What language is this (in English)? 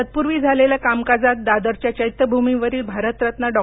Marathi